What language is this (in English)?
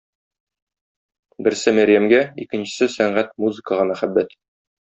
Tatar